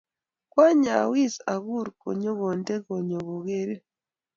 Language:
Kalenjin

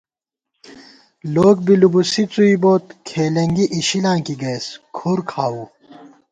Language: Gawar-Bati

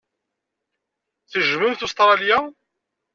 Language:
Kabyle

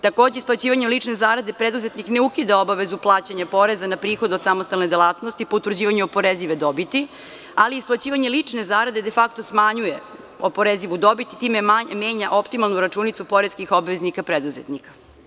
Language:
Serbian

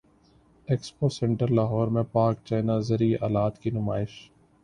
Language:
Urdu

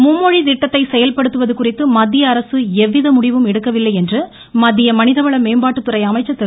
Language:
Tamil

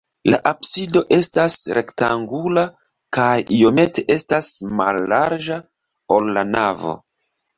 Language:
Esperanto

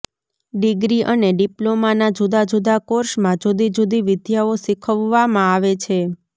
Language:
Gujarati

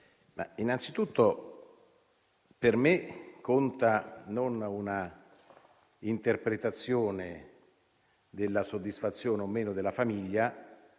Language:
Italian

